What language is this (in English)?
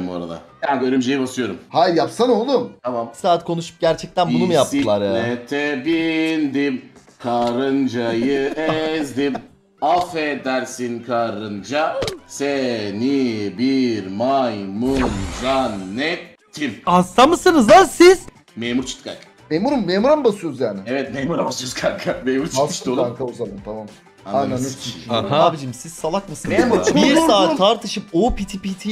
Turkish